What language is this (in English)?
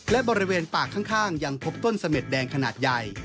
Thai